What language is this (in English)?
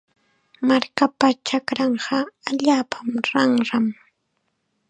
Chiquián Ancash Quechua